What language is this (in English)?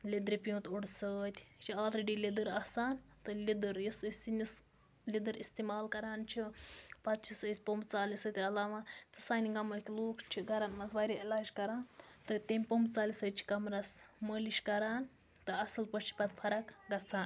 Kashmiri